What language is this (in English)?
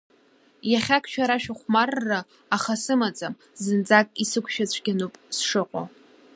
Abkhazian